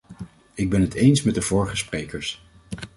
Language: Dutch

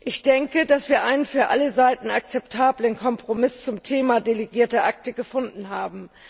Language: German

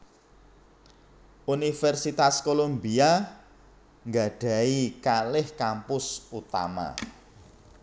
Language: Javanese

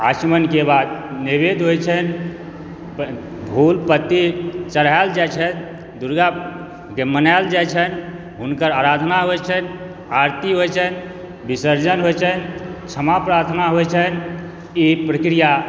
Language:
Maithili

